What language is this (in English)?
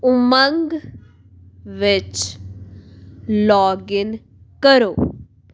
Punjabi